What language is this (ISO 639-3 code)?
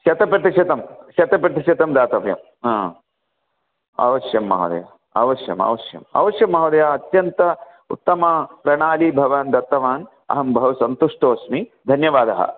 san